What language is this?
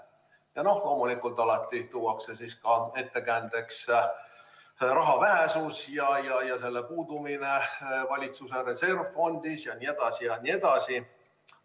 Estonian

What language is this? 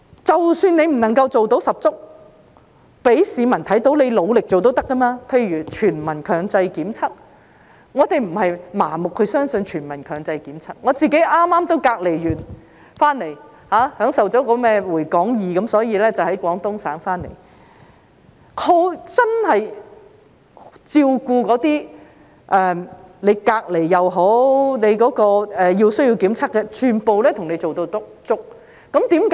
Cantonese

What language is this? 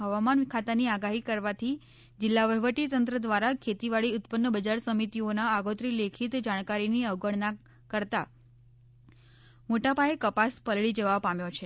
Gujarati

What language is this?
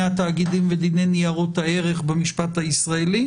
Hebrew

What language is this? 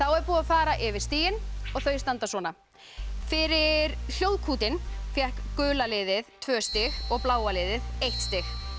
Icelandic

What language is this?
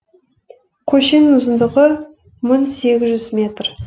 Kazakh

